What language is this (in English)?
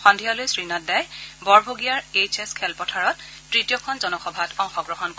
Assamese